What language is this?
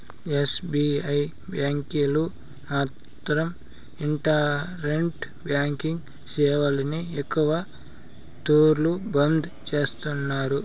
Telugu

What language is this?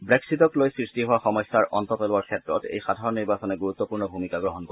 Assamese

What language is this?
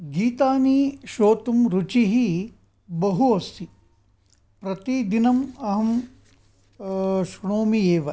Sanskrit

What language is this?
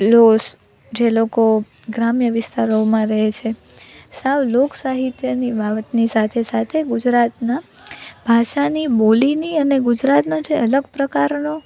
Gujarati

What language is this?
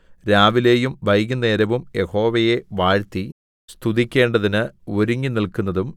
Malayalam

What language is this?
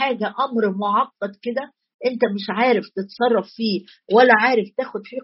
Arabic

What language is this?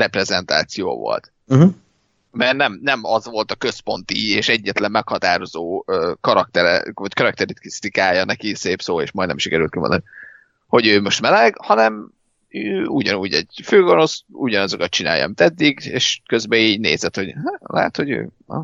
Hungarian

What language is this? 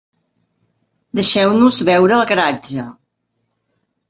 Catalan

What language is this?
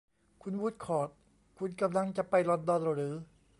Thai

